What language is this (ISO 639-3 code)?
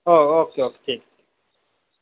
doi